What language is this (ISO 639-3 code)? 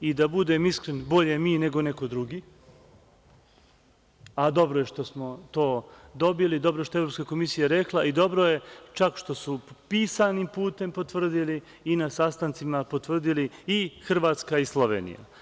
srp